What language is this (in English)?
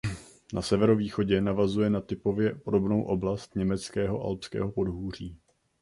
Czech